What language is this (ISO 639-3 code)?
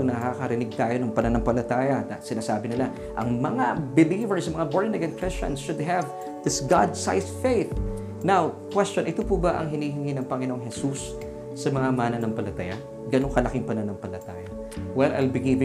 fil